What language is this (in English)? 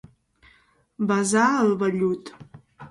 Catalan